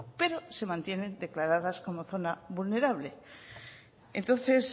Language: Spanish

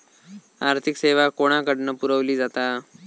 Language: Marathi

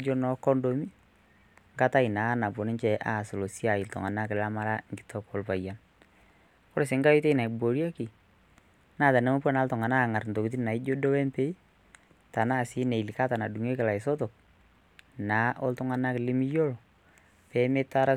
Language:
Masai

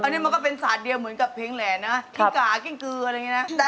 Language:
Thai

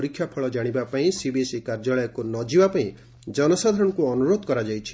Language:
Odia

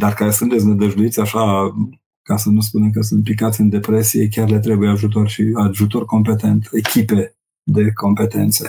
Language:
Romanian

